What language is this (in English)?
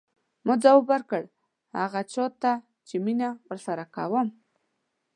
Pashto